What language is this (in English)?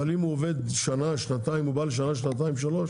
Hebrew